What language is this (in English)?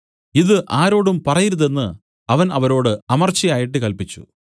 Malayalam